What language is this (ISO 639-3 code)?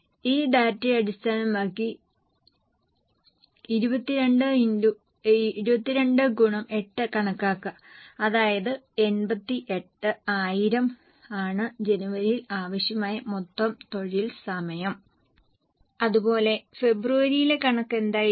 mal